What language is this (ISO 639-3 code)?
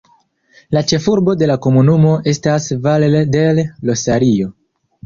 epo